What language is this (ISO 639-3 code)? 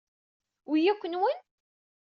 kab